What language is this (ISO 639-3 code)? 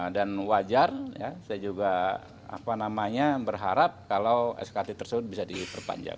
ind